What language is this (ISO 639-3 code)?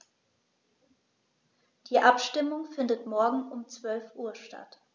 deu